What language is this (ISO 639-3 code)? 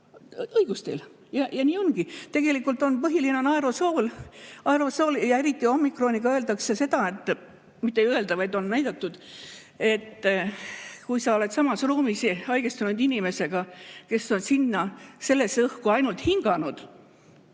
est